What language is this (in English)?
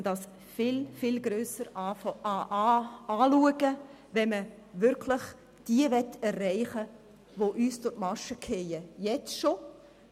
Swiss German